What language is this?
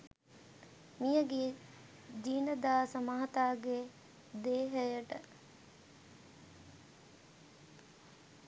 Sinhala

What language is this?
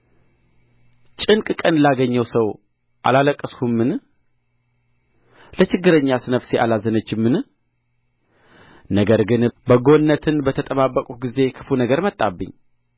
Amharic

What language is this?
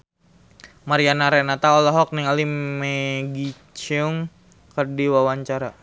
Sundanese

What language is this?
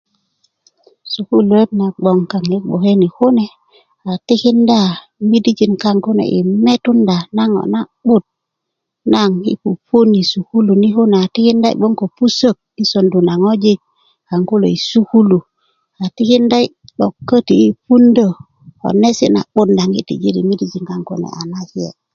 Kuku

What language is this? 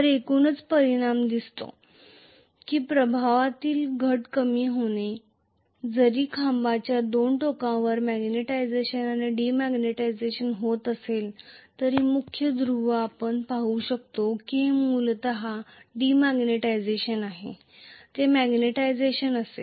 Marathi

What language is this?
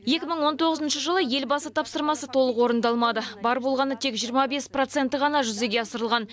Kazakh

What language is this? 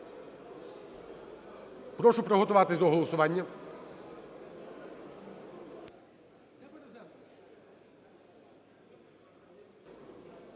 Ukrainian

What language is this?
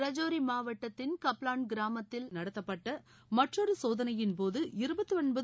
Tamil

